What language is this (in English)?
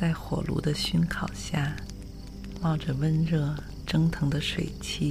Chinese